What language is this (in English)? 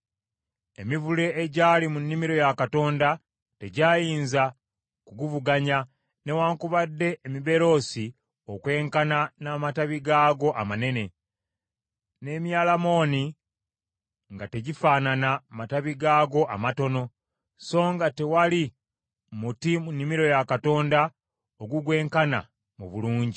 Ganda